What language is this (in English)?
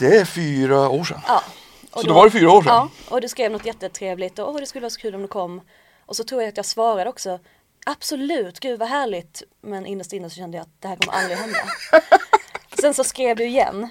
Swedish